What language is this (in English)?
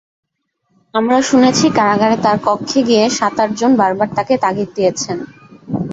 Bangla